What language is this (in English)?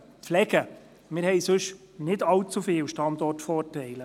Swiss German